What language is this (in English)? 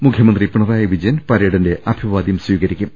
Malayalam